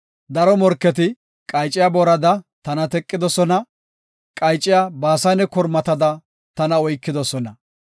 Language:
Gofa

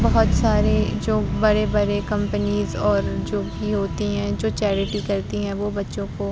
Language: Urdu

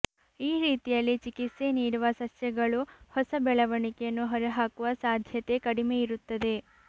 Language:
Kannada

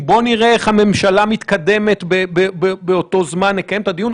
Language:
Hebrew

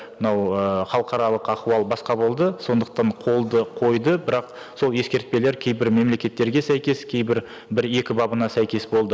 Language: Kazakh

